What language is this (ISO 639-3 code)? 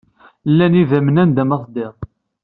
kab